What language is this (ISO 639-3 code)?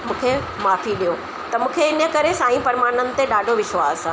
snd